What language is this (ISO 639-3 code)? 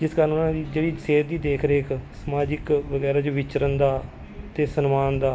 pan